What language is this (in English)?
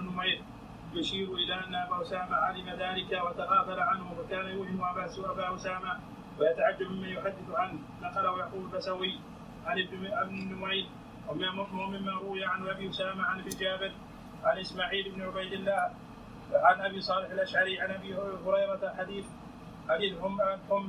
Arabic